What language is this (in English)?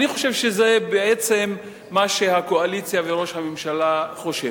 Hebrew